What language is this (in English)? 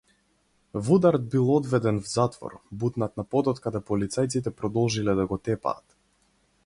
Macedonian